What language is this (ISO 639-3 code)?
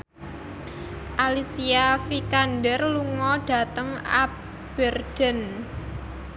jav